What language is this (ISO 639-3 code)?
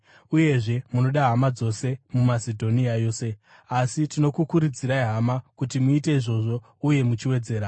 sna